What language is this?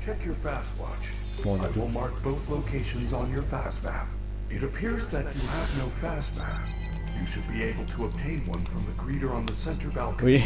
French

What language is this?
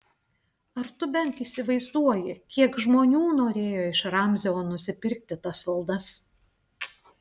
Lithuanian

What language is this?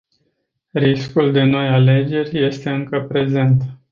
Romanian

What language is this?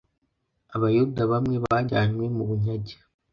Kinyarwanda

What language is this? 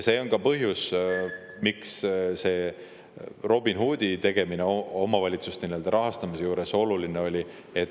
Estonian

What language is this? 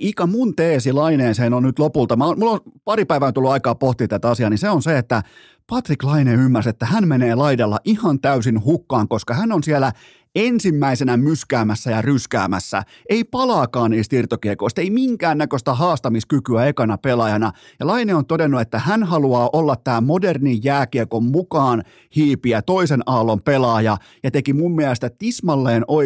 Finnish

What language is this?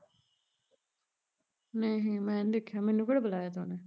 Punjabi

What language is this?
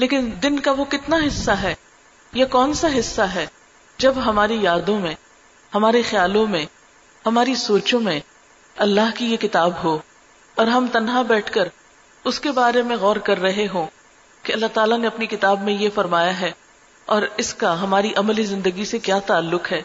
Urdu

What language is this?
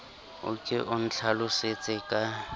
Southern Sotho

